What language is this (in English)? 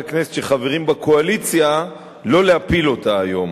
Hebrew